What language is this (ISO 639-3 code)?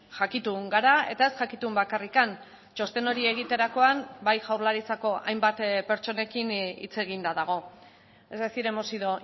eus